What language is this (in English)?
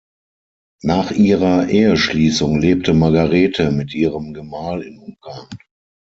German